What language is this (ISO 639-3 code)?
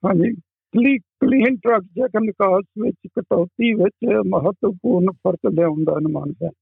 pan